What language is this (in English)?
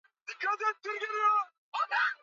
Swahili